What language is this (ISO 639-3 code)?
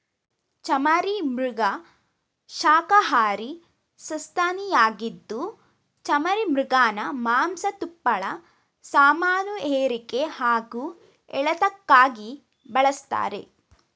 kan